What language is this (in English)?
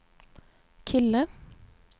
Swedish